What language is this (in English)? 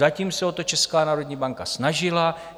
Czech